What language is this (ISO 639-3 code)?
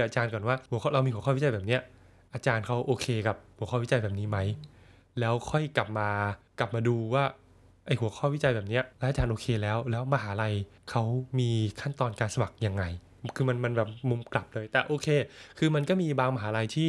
tha